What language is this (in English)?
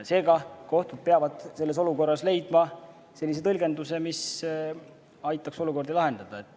Estonian